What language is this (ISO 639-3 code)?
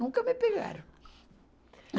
por